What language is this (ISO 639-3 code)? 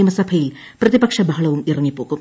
mal